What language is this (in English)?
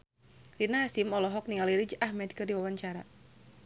Sundanese